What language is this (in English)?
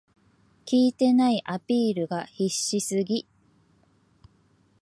Japanese